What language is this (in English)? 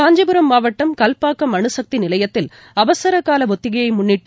Tamil